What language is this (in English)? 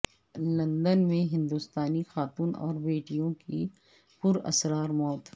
Urdu